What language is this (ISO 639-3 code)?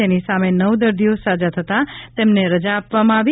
guj